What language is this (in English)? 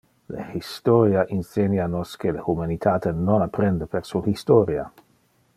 Interlingua